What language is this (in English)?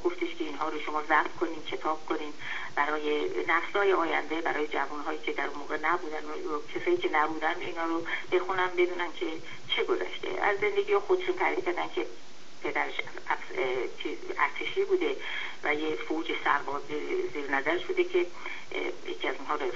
Persian